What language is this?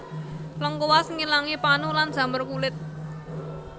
Javanese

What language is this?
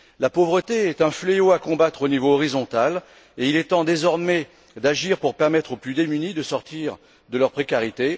French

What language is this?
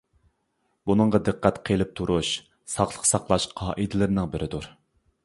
Uyghur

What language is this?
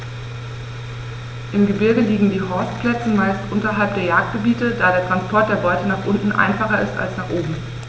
German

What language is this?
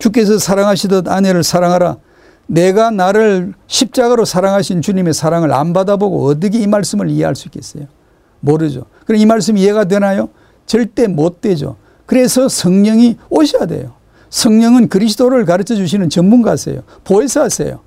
Korean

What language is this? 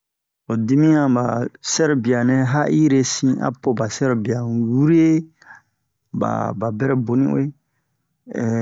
Bomu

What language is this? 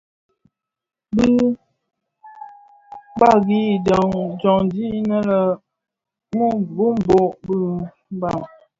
Bafia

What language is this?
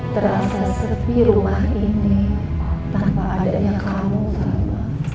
Indonesian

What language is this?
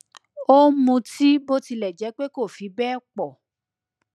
Yoruba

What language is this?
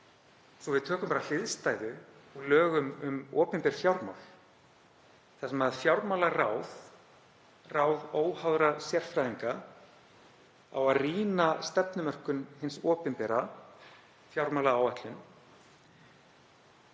Icelandic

